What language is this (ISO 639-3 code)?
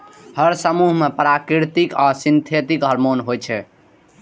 mai